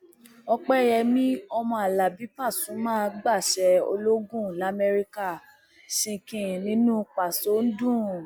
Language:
Yoruba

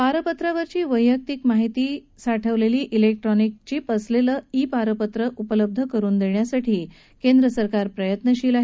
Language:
Marathi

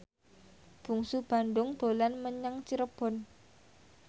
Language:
Javanese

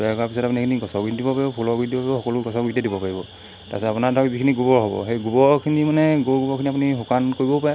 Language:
Assamese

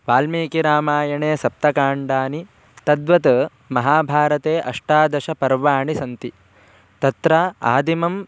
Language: Sanskrit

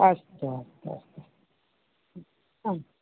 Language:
Sanskrit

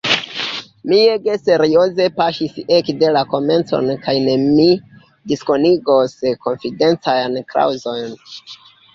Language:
Esperanto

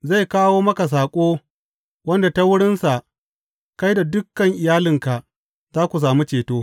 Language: Hausa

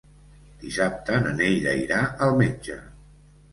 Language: Catalan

